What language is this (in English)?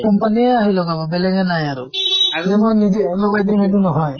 Assamese